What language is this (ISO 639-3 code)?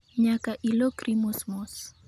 luo